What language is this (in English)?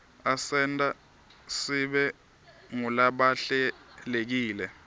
Swati